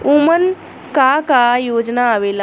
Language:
Bhojpuri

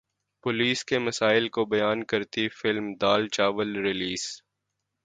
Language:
Urdu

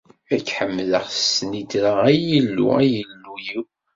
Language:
Kabyle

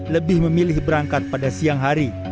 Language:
Indonesian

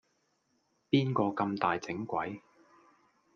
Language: Cantonese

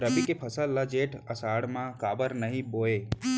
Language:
Chhattisgarhi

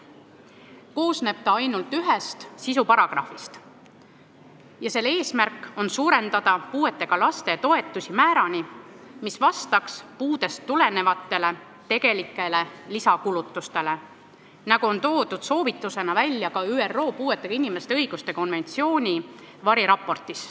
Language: Estonian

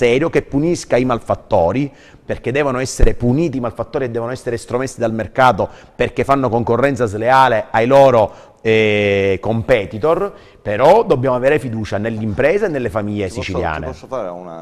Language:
Italian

